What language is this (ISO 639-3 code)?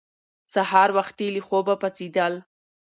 pus